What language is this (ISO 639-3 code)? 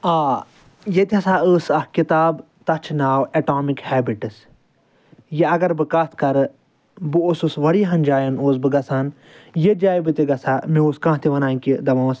kas